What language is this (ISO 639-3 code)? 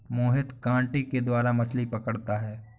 hin